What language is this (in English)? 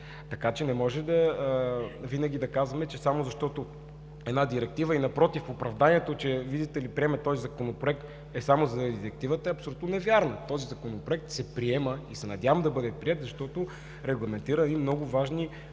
Bulgarian